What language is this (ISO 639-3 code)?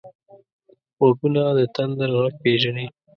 pus